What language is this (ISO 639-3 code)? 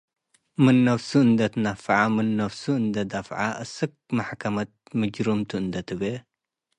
tig